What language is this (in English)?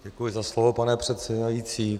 Czech